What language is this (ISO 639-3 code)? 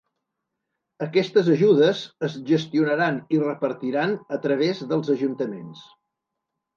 cat